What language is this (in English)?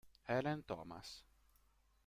Italian